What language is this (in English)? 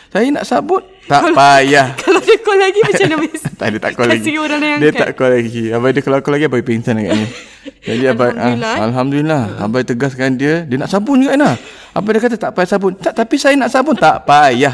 Malay